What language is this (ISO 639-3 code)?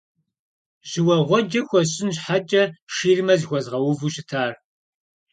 kbd